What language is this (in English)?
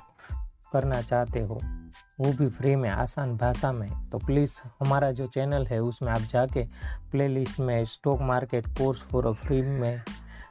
Hindi